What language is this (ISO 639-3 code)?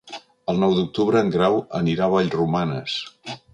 cat